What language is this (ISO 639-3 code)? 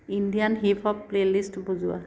asm